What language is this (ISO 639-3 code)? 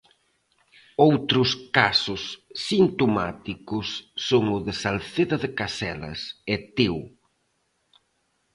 glg